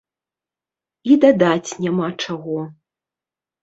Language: Belarusian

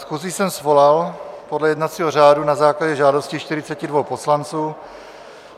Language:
Czech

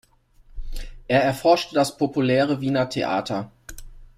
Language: German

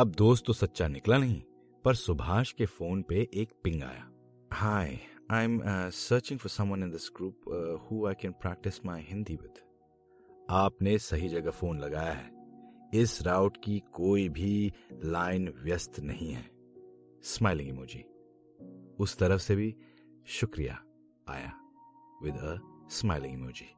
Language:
Hindi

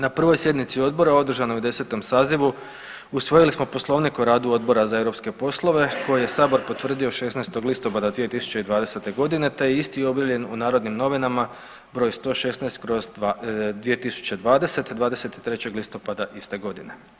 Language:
Croatian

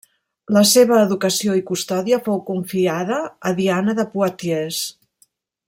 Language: Catalan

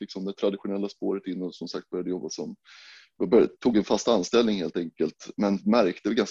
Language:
Swedish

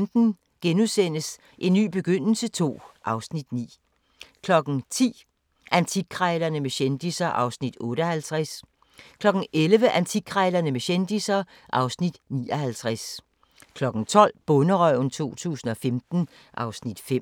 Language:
Danish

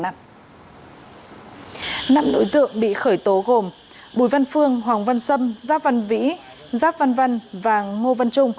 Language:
Vietnamese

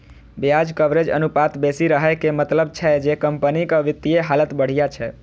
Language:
Maithili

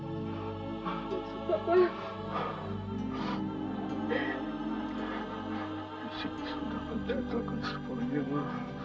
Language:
Indonesian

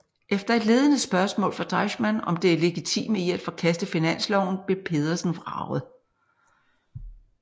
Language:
Danish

